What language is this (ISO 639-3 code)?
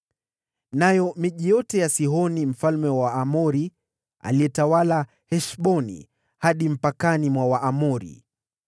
swa